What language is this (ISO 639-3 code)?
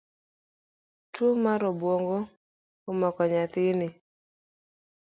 luo